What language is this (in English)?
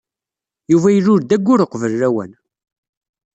Kabyle